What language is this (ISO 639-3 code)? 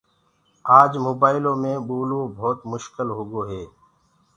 ggg